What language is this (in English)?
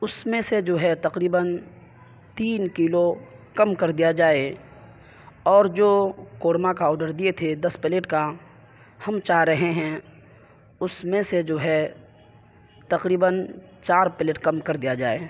Urdu